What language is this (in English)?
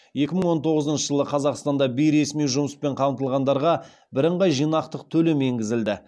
Kazakh